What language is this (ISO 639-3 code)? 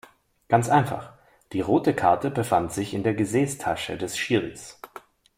deu